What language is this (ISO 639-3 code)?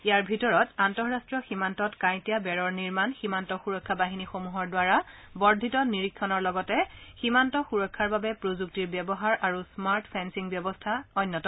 asm